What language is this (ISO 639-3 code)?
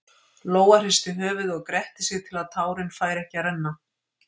isl